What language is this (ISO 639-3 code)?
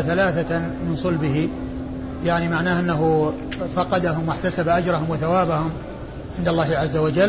ara